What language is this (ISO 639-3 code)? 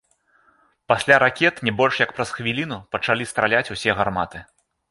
bel